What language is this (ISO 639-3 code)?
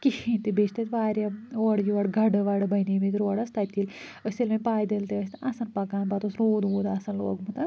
kas